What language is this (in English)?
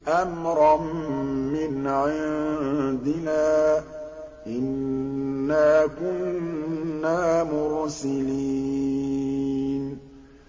Arabic